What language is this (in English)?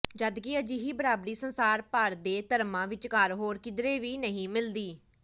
Punjabi